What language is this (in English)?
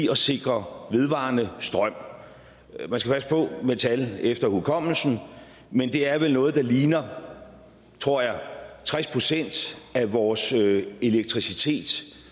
Danish